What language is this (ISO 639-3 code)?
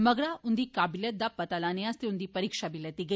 doi